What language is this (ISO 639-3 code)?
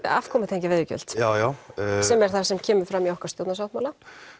isl